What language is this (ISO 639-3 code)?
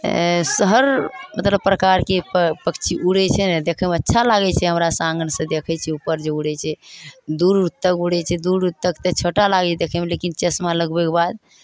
mai